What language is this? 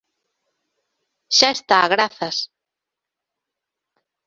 Galician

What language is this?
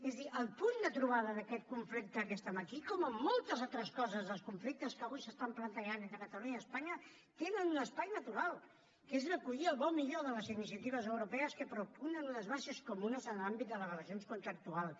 Catalan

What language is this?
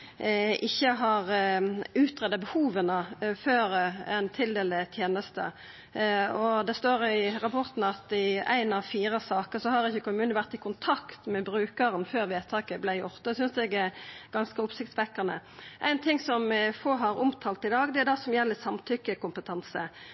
Norwegian Nynorsk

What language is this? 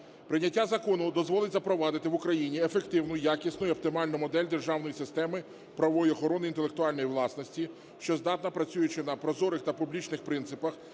Ukrainian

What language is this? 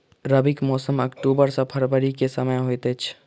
Maithili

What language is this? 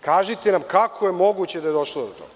Serbian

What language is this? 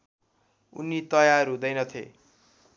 Nepali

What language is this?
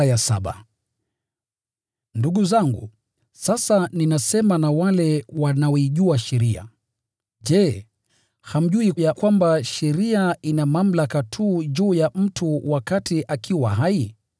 Swahili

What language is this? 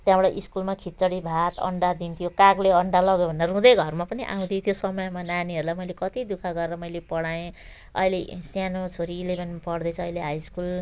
Nepali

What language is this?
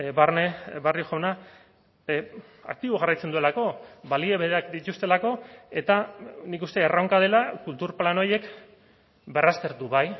Basque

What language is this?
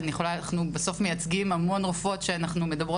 Hebrew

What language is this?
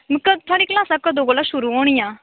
Dogri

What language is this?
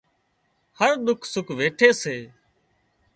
Wadiyara Koli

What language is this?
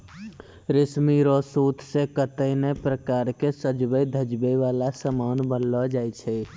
Maithili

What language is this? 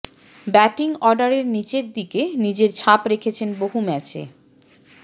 Bangla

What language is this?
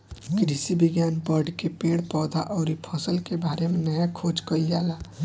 Bhojpuri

